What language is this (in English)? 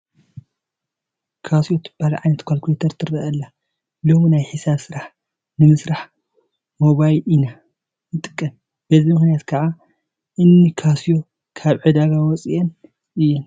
Tigrinya